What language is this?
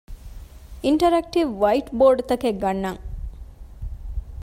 Divehi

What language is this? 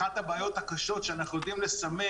Hebrew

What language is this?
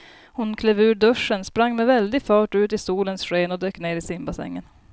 Swedish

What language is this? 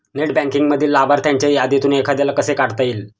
Marathi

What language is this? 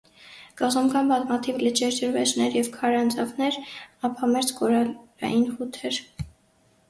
Armenian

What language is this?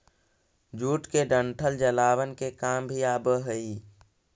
Magahi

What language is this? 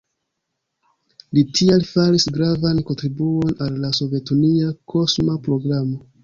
Esperanto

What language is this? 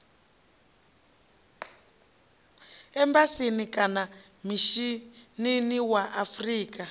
Venda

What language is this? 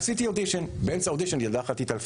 Hebrew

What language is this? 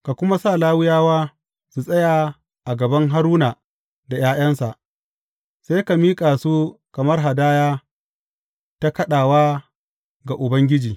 Hausa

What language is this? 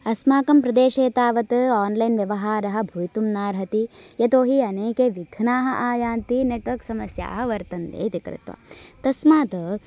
Sanskrit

